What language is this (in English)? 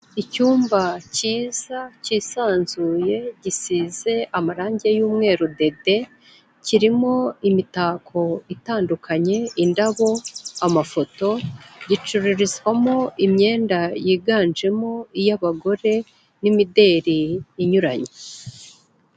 Kinyarwanda